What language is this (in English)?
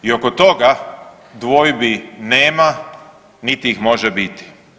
Croatian